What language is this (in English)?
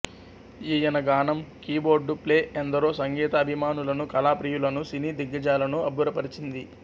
Telugu